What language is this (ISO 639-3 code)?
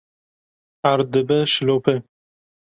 kur